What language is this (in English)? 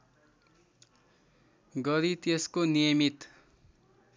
Nepali